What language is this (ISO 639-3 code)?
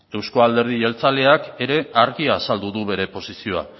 eus